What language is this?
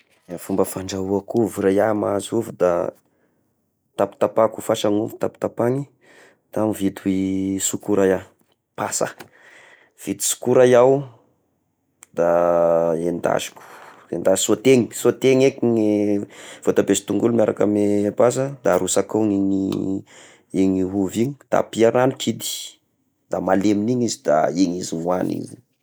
Tesaka Malagasy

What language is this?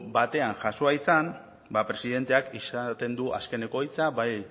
Basque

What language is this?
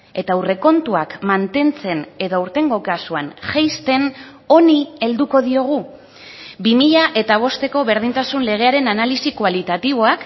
Basque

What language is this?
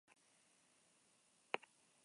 Basque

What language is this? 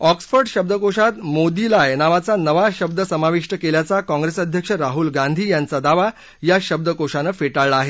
Marathi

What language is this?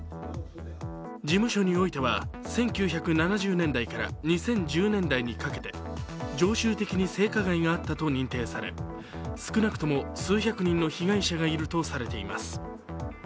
Japanese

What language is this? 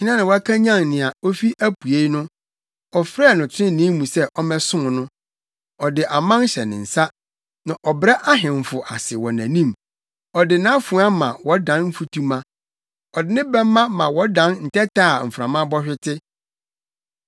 Akan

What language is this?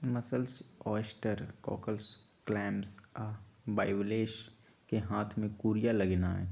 Magahi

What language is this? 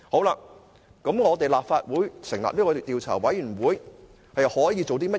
Cantonese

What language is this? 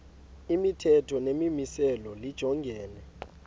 Xhosa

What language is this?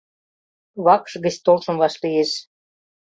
Mari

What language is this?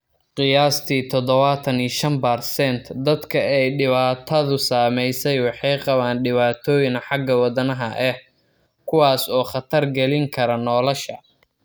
Somali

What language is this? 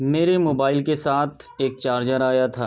Urdu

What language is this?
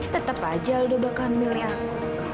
Indonesian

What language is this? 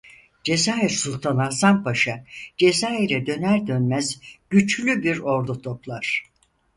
Turkish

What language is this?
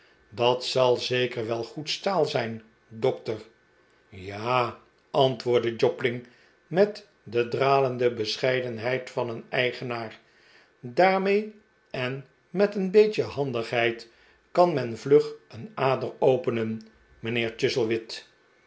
Dutch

